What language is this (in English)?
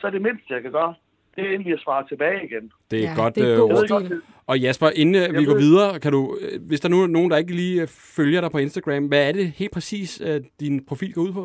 Danish